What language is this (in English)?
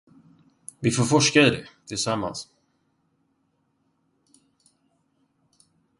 Swedish